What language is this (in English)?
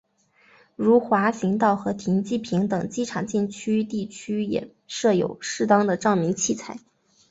Chinese